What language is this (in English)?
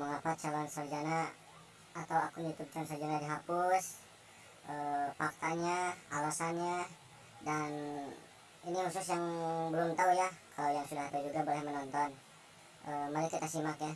Indonesian